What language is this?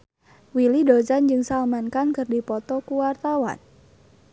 Sundanese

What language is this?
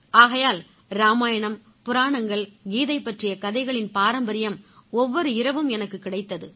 Tamil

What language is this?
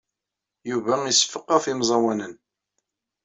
Kabyle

